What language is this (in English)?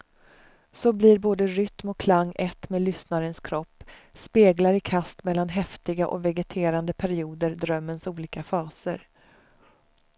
Swedish